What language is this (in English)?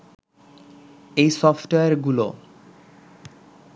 Bangla